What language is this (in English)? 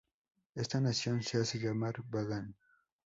Spanish